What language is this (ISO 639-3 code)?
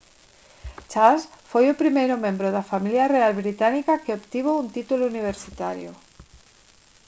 glg